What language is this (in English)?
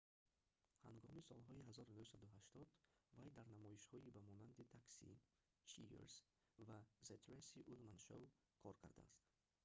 Tajik